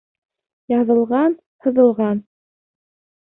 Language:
Bashkir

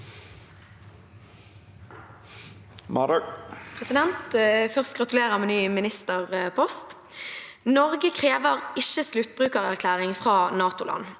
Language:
Norwegian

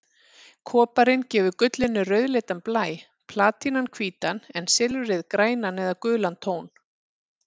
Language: Icelandic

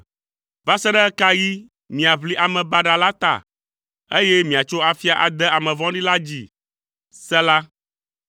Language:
Ewe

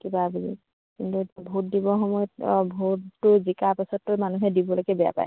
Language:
Assamese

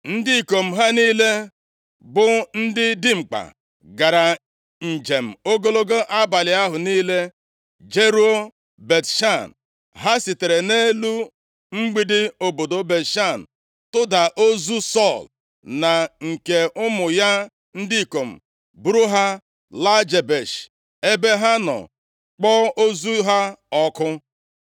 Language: Igbo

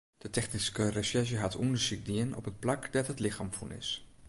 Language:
Western Frisian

